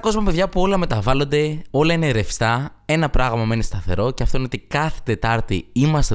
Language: Greek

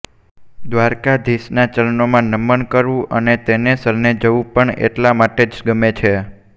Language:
Gujarati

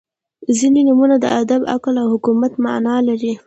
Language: Pashto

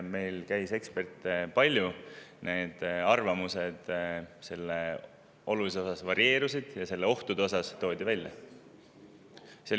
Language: Estonian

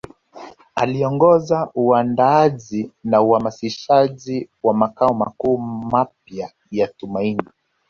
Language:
Swahili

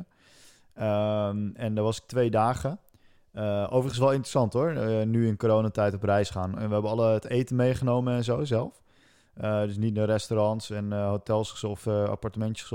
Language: Dutch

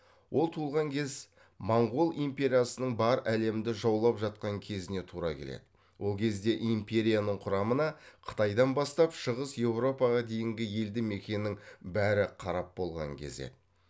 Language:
Kazakh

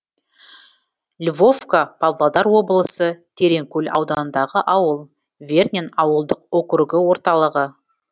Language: Kazakh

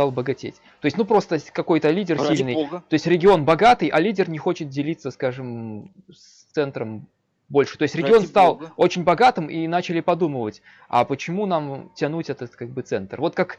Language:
Russian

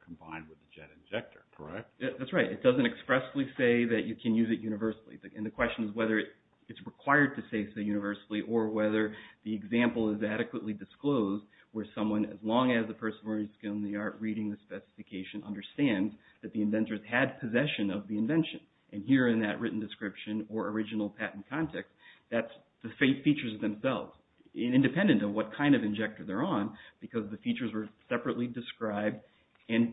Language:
English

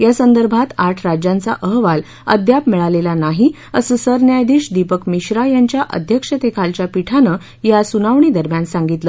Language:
Marathi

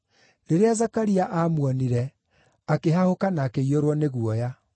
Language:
Kikuyu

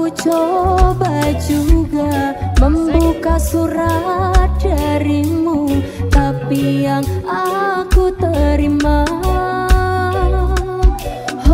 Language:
Indonesian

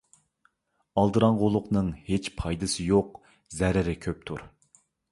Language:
Uyghur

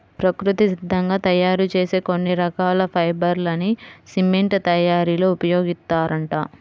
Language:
Telugu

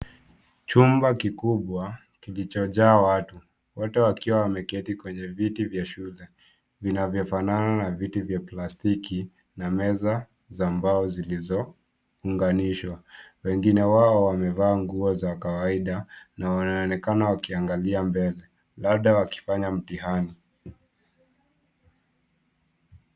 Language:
Swahili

